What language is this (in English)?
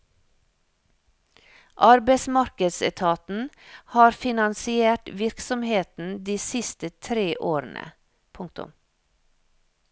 Norwegian